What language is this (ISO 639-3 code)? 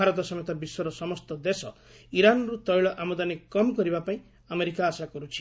ori